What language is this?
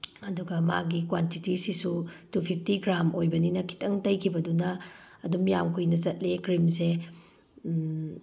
Manipuri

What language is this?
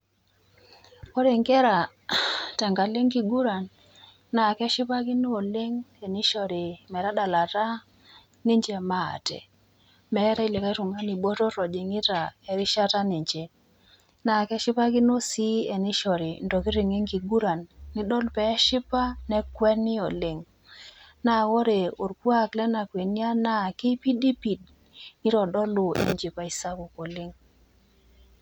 Masai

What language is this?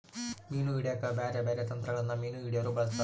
Kannada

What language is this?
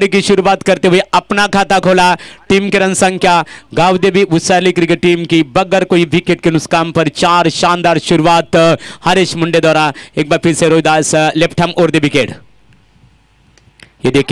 Hindi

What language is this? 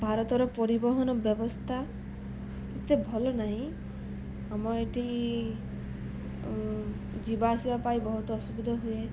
Odia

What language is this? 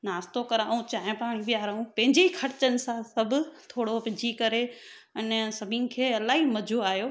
Sindhi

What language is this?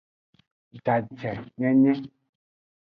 Aja (Benin)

